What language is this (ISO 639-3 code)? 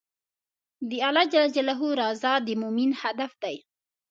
pus